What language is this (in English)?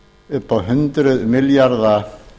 Icelandic